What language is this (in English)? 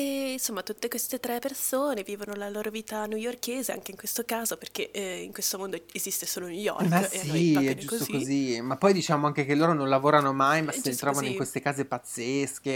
Italian